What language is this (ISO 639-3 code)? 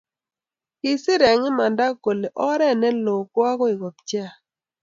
kln